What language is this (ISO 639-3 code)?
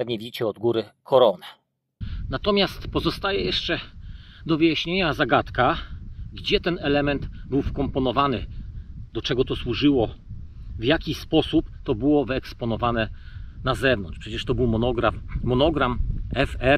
pol